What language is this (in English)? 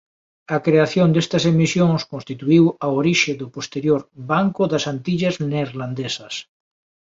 Galician